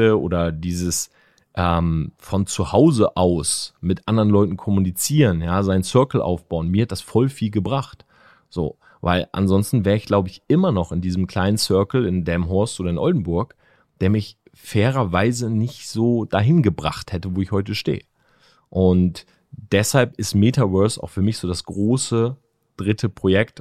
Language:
German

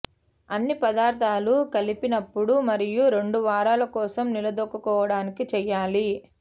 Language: Telugu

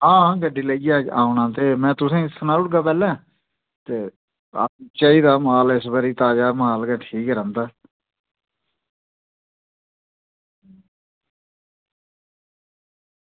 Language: Dogri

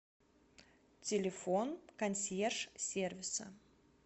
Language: Russian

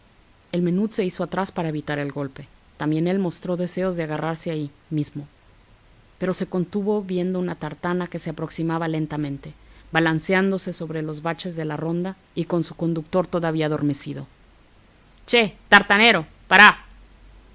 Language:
Spanish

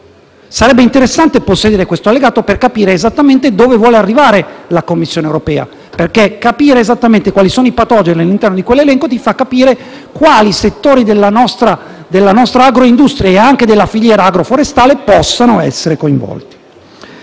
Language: Italian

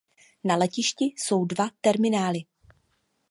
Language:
Czech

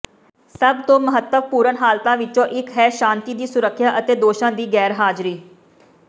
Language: Punjabi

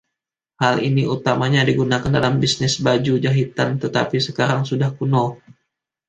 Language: Indonesian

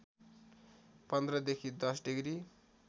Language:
Nepali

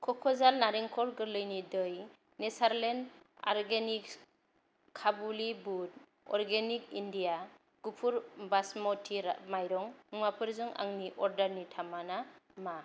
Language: Bodo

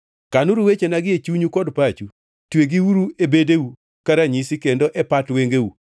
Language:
Luo (Kenya and Tanzania)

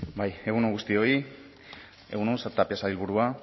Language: Basque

